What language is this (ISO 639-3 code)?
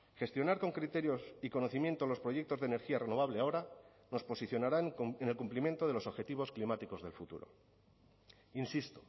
spa